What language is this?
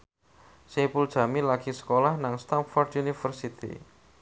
Javanese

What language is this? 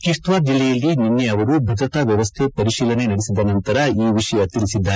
Kannada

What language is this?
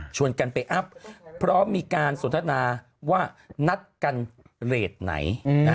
Thai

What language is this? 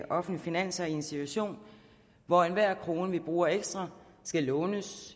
Danish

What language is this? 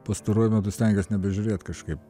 Lithuanian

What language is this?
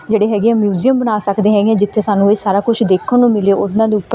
Punjabi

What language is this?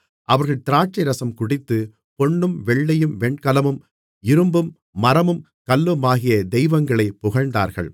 Tamil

